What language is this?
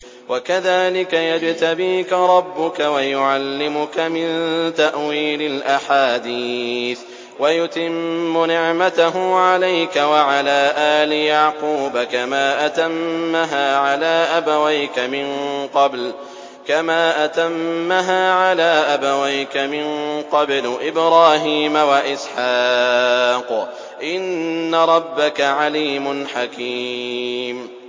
Arabic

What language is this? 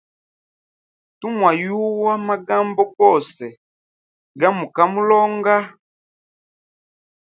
Hemba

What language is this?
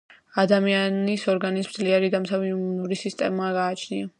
Georgian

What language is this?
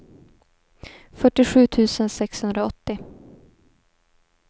Swedish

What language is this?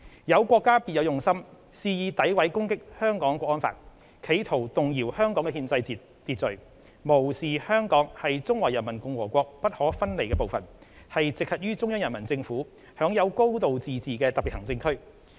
Cantonese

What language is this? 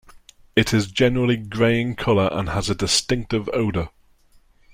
English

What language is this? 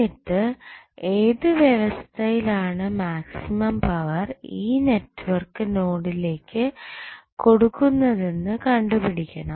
Malayalam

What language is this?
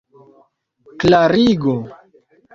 Esperanto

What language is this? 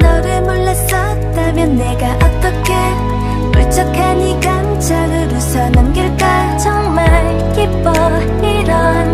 Korean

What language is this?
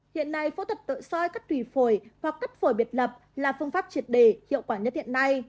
Vietnamese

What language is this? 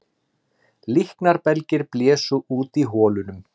Icelandic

